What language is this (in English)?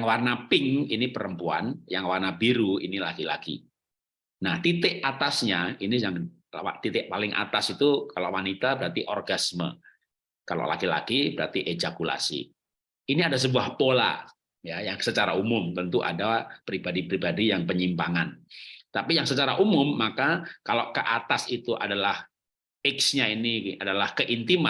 Indonesian